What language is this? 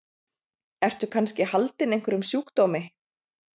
Icelandic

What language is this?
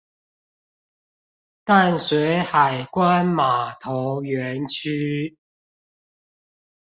Chinese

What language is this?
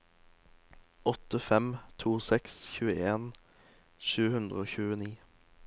Norwegian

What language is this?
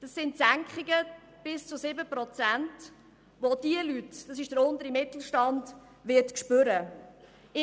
Swiss German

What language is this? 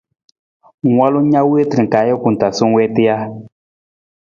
Nawdm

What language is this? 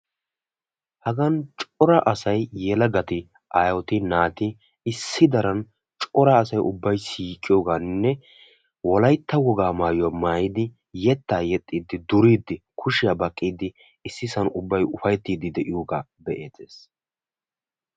Wolaytta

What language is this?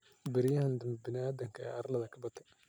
Somali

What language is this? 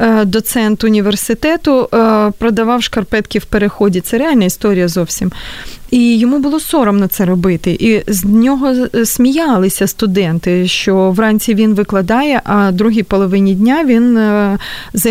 Ukrainian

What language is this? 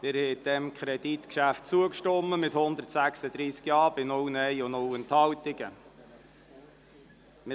Swiss German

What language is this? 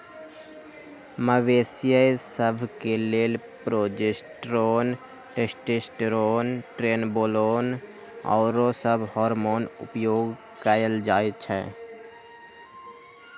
Magahi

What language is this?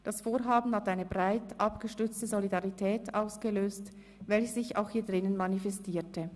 Swiss German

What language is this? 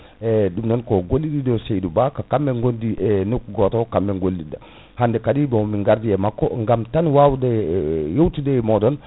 Fula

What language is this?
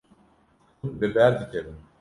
Kurdish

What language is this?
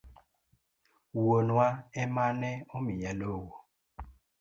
Luo (Kenya and Tanzania)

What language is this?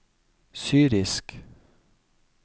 Norwegian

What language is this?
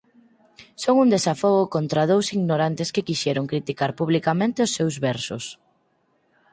Galician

